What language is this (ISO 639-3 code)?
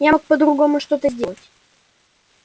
rus